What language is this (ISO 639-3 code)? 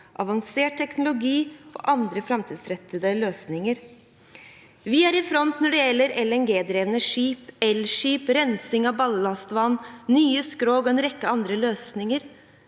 nor